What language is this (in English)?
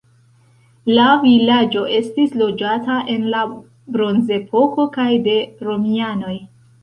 Esperanto